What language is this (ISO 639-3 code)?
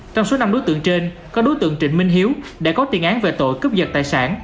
vie